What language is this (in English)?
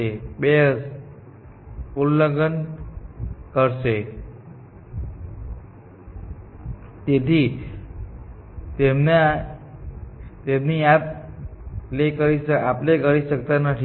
Gujarati